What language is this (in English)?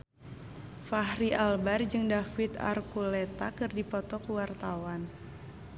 Sundanese